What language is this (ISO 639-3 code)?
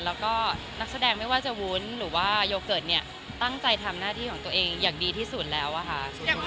tha